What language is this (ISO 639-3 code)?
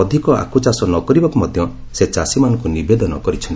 ori